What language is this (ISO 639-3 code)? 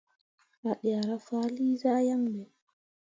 mua